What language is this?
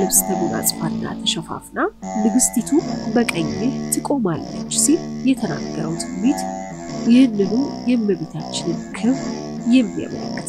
Arabic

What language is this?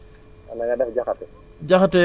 Wolof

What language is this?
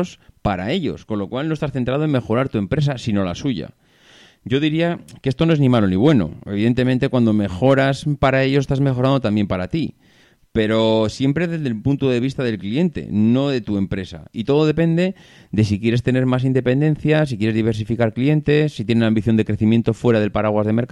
Spanish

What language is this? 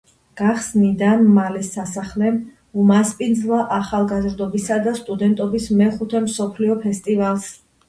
Georgian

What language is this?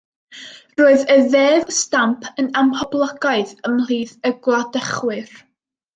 Welsh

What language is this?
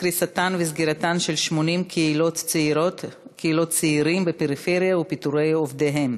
Hebrew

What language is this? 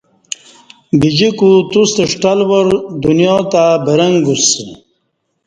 Kati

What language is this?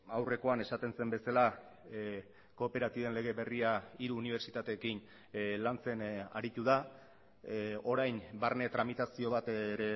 Basque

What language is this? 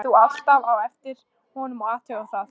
Icelandic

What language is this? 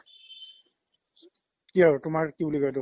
Assamese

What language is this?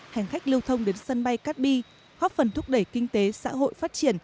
Vietnamese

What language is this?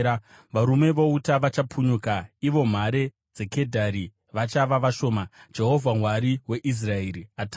Shona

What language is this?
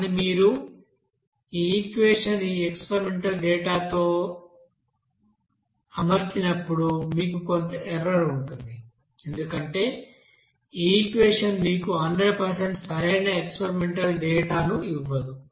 Telugu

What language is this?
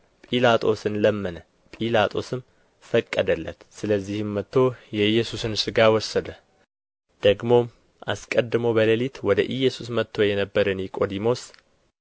Amharic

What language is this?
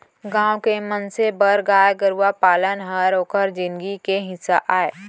Chhattisgarhi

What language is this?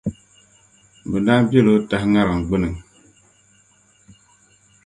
Dagbani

